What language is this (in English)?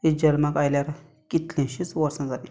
Konkani